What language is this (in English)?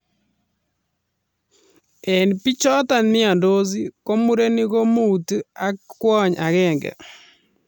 Kalenjin